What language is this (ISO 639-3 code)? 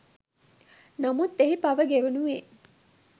sin